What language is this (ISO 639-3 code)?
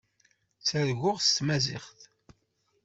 kab